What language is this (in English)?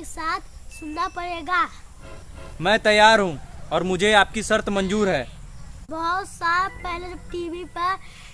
Hindi